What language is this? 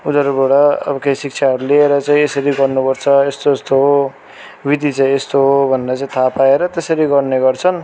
Nepali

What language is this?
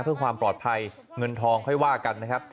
Thai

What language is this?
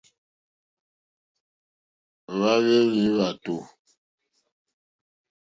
Mokpwe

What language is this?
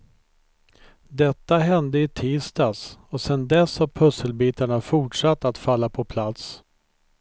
Swedish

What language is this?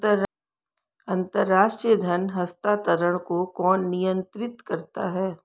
Hindi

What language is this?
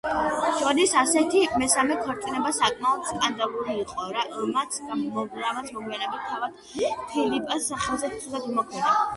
Georgian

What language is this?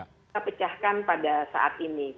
Indonesian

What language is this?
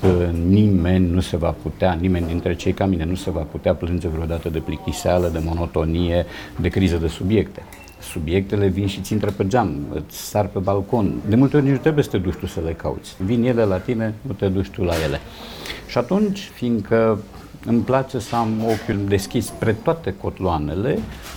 Romanian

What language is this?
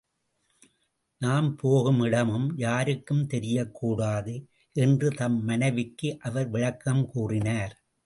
Tamil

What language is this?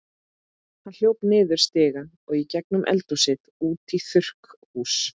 Icelandic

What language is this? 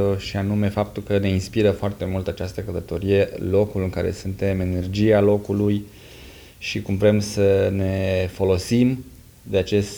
Romanian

